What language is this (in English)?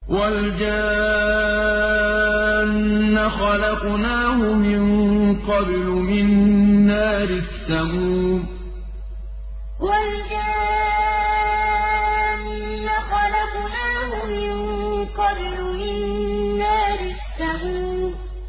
Arabic